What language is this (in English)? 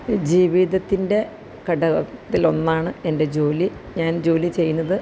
Malayalam